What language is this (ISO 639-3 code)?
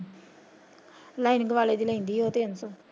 pan